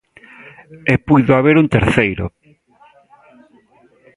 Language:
Galician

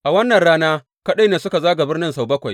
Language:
Hausa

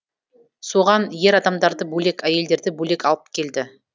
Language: Kazakh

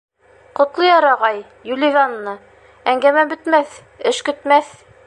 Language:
Bashkir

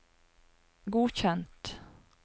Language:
Norwegian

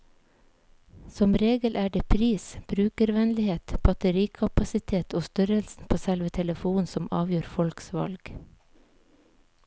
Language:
Norwegian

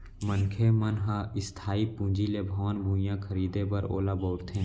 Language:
Chhattisgarhi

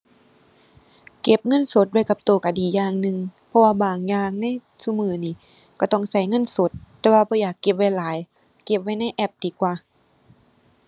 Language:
Thai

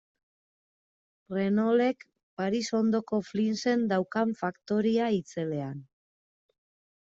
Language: Basque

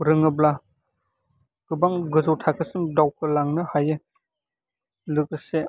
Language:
Bodo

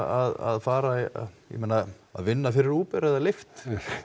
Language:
Icelandic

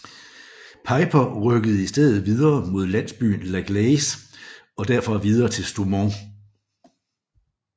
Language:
Danish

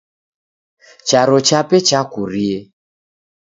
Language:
Taita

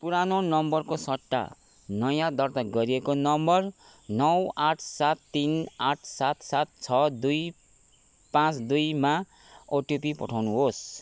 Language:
Nepali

